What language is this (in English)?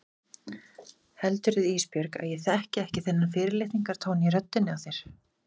Icelandic